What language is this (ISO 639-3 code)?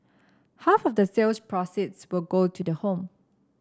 eng